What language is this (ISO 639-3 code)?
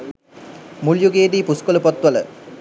sin